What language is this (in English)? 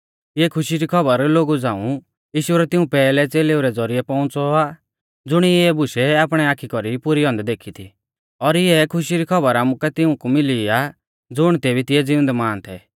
Mahasu Pahari